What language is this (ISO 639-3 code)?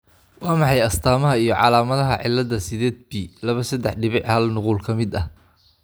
som